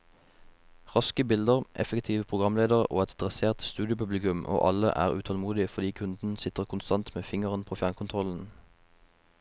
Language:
Norwegian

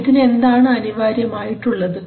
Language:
Malayalam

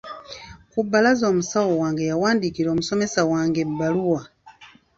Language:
Ganda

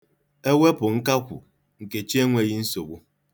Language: Igbo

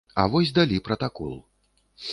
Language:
Belarusian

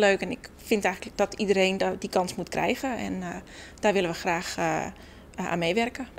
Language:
Dutch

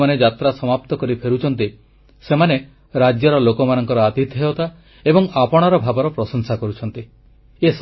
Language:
Odia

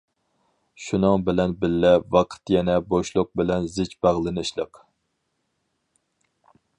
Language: Uyghur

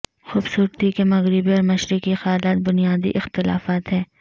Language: Urdu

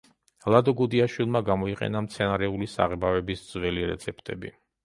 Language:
Georgian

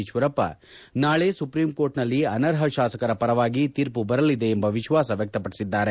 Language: Kannada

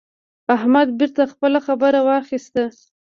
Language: Pashto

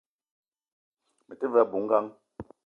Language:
Eton (Cameroon)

